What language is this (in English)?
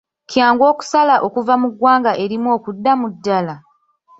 Ganda